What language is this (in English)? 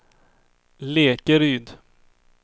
Swedish